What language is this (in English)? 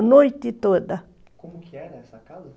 Portuguese